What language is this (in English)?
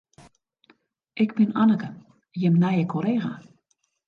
Western Frisian